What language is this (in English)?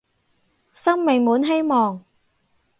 Cantonese